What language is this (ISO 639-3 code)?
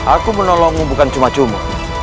ind